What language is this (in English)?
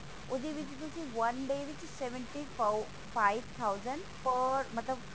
Punjabi